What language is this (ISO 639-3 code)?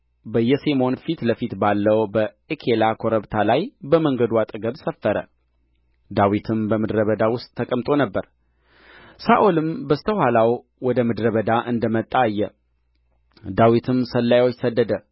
amh